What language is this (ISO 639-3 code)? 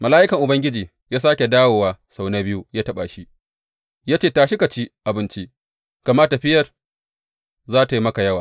hau